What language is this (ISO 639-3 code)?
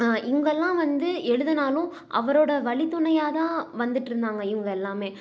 tam